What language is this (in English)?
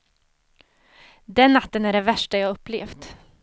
Swedish